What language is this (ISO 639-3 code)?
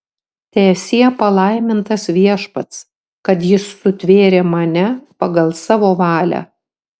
lit